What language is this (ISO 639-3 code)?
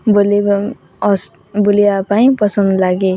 ori